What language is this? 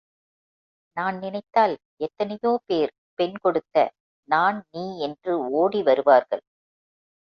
Tamil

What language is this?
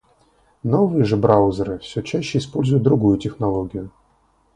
Russian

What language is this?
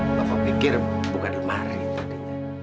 Indonesian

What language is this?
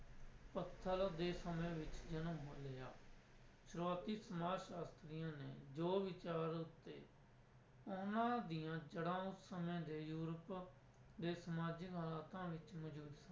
Punjabi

